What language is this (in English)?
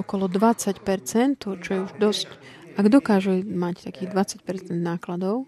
Slovak